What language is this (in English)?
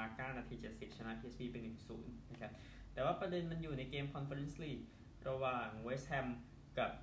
Thai